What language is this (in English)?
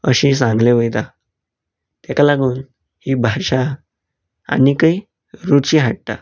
Konkani